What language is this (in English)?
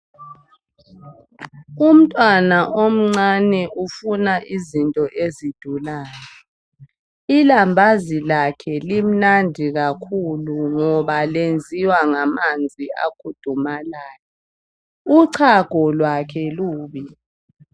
North Ndebele